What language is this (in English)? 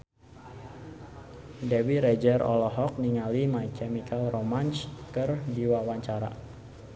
Sundanese